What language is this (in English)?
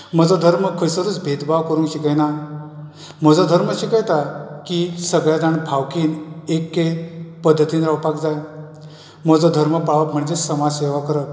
Konkani